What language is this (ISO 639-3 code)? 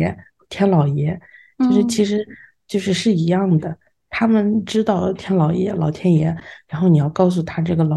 zho